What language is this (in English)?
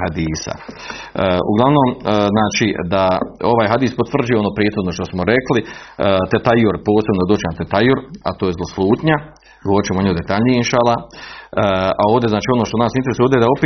Croatian